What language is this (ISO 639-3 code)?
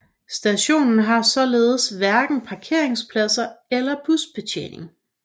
dan